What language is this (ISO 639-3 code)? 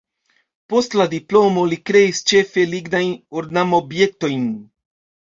epo